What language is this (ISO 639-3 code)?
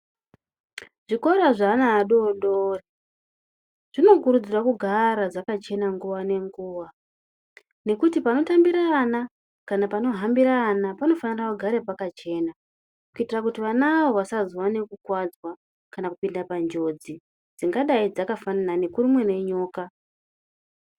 ndc